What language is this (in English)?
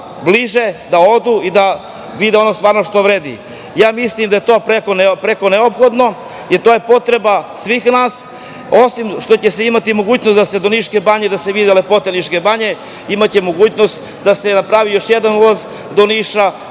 Serbian